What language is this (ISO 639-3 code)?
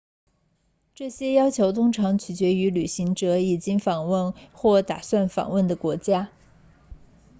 zho